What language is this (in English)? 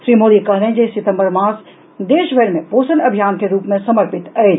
Maithili